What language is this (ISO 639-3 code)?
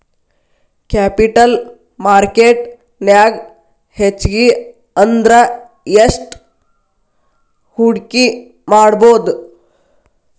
kan